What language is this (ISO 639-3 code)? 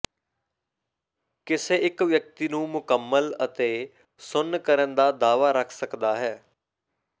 pan